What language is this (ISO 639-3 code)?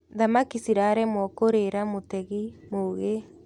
kik